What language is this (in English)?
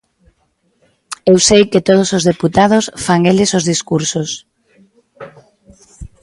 Galician